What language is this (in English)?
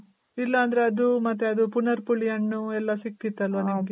Kannada